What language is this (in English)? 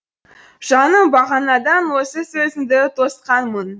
Kazakh